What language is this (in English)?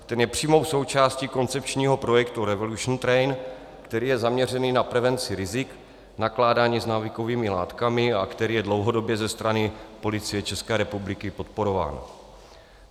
Czech